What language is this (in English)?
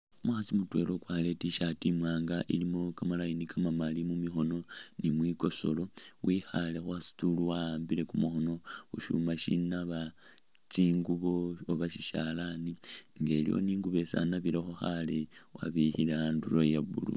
Masaaba